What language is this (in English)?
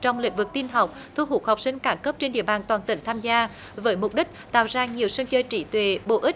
Vietnamese